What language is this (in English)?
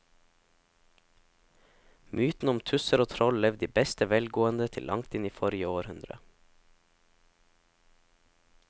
Norwegian